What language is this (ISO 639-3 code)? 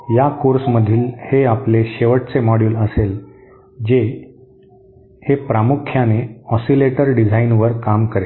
mar